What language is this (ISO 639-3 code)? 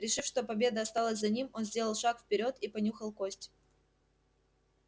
rus